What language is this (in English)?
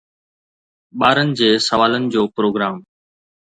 Sindhi